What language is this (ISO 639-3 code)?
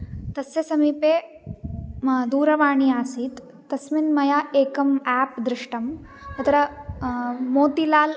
san